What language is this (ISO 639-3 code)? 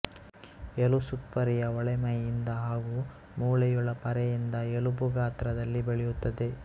kan